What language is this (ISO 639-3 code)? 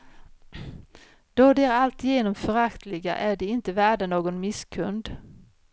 swe